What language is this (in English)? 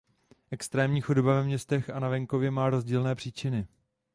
Czech